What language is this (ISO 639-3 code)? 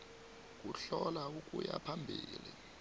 nbl